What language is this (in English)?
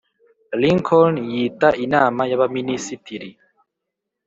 Kinyarwanda